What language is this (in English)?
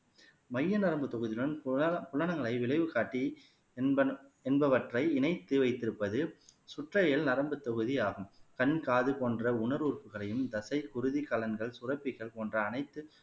Tamil